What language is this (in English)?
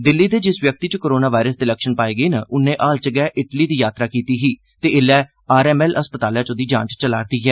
Dogri